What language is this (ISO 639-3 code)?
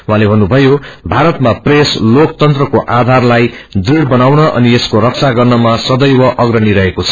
nep